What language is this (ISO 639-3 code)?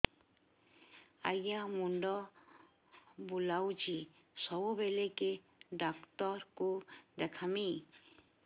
ori